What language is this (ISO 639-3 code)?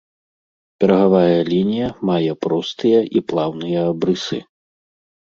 bel